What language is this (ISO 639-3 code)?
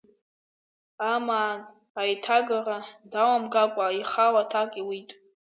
abk